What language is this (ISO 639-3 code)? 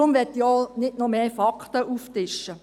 gsw